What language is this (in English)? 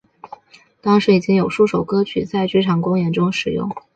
Chinese